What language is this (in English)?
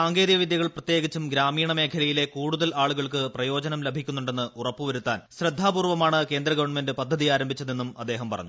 Malayalam